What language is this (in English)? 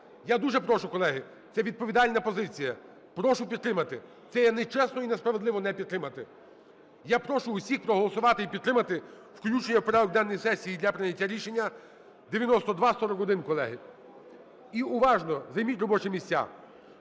Ukrainian